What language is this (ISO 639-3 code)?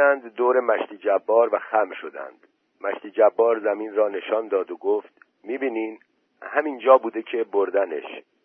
fas